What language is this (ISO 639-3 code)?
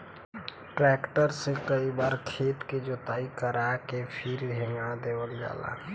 bho